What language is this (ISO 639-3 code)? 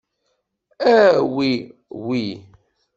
kab